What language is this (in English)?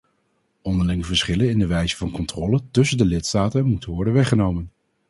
Dutch